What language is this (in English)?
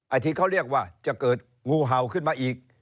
Thai